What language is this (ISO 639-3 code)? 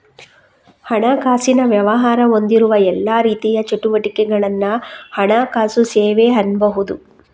kan